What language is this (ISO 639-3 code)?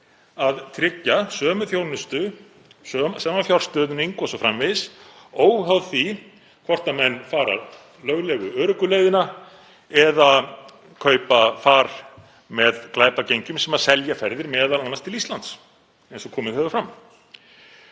isl